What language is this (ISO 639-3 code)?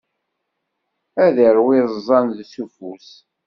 kab